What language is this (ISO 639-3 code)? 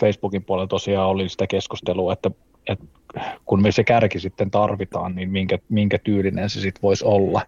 fin